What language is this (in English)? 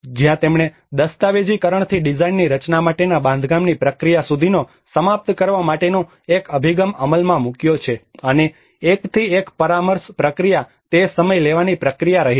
Gujarati